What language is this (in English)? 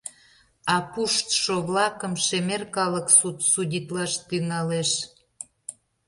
Mari